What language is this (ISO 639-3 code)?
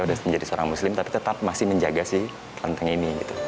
ind